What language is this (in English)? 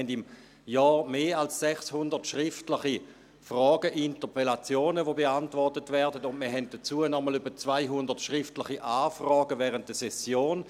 Swiss German